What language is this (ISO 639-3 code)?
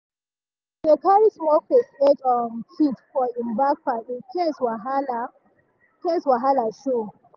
pcm